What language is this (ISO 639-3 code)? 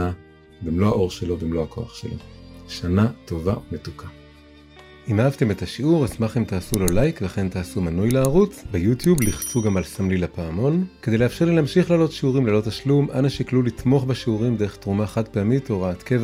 heb